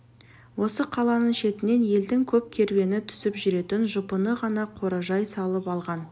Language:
Kazakh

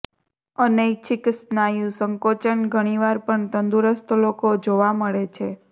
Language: Gujarati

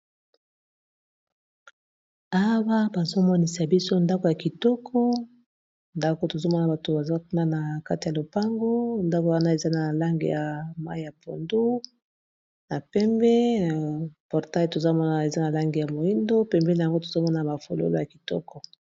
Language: Lingala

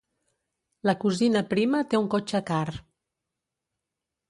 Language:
Catalan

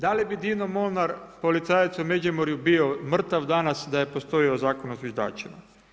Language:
Croatian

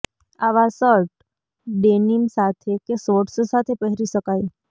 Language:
Gujarati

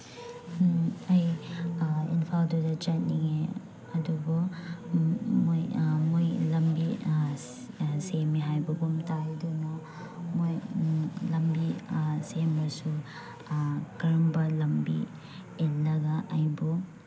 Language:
Manipuri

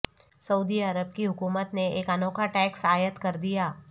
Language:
Urdu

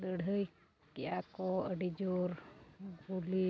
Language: Santali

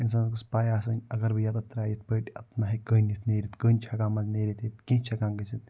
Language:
Kashmiri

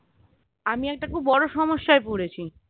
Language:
Bangla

